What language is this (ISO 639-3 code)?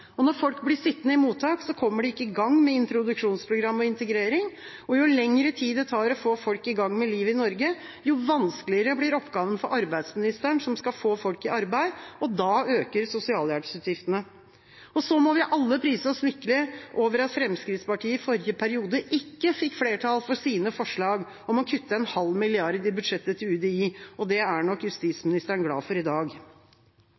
nob